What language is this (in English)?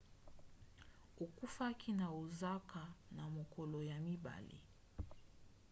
Lingala